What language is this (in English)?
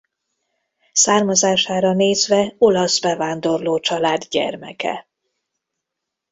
Hungarian